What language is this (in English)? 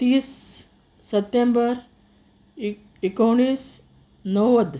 Konkani